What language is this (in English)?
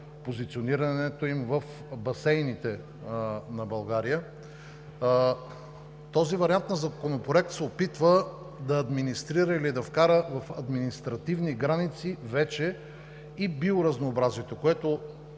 Bulgarian